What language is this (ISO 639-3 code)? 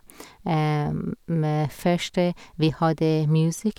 nor